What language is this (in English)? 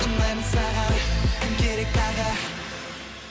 Kazakh